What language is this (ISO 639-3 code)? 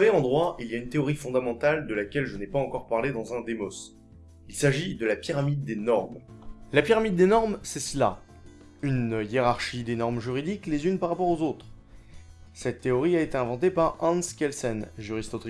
fra